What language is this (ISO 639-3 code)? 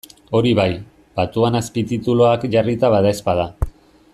eus